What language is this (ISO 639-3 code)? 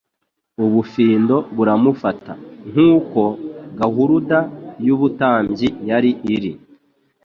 kin